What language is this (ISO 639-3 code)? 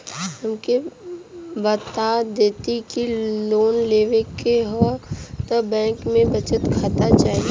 bho